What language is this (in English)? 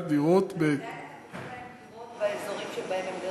Hebrew